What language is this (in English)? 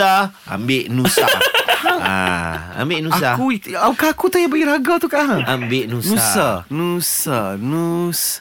Malay